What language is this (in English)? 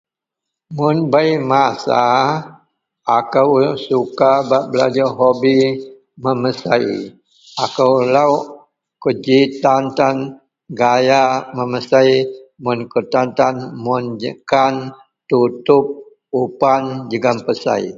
Central Melanau